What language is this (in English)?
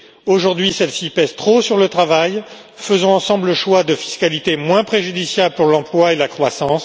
French